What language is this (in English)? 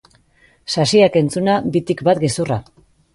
Basque